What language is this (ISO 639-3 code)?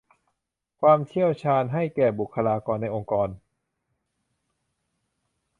tha